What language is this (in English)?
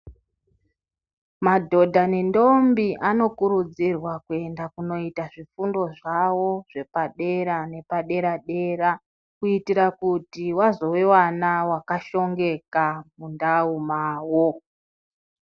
Ndau